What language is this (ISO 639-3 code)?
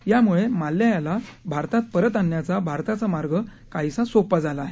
mar